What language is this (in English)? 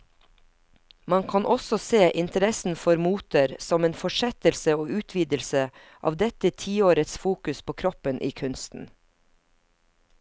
Norwegian